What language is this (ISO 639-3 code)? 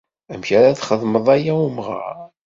kab